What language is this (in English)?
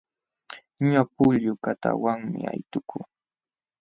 Jauja Wanca Quechua